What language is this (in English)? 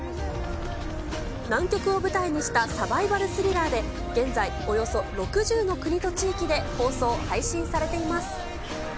Japanese